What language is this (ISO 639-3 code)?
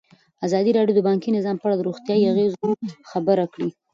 pus